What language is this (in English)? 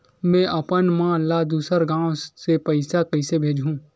Chhattisgarhi